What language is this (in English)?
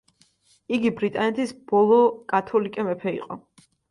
Georgian